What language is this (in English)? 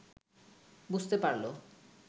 Bangla